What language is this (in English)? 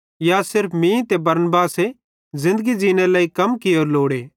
Bhadrawahi